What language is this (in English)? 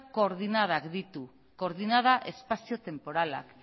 Basque